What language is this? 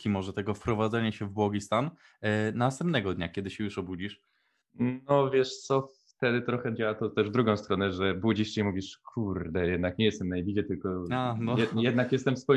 Polish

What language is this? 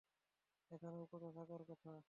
Bangla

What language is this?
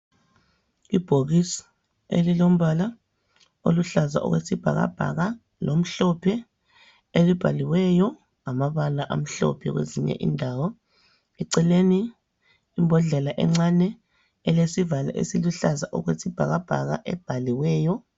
North Ndebele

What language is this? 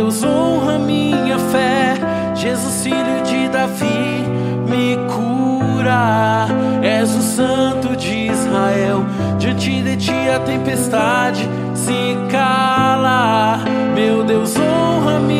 Portuguese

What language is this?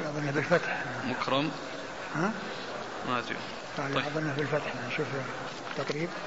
Arabic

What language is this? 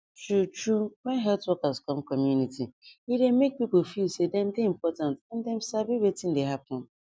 Nigerian Pidgin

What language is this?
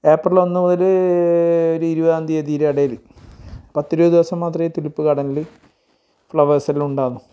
Malayalam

